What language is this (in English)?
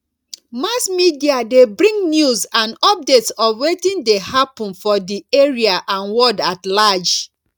Nigerian Pidgin